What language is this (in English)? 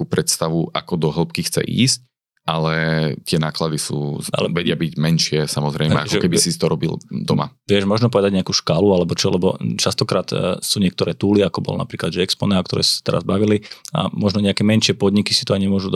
Slovak